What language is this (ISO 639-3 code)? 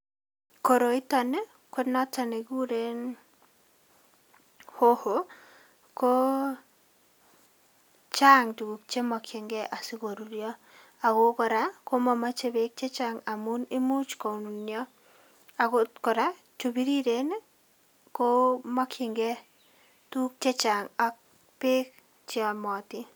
kln